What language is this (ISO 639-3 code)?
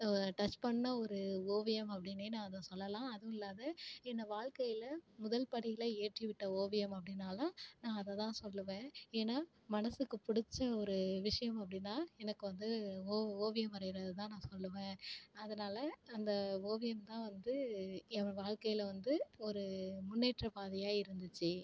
tam